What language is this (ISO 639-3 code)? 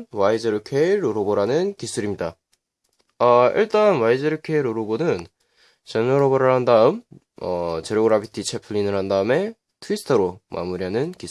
kor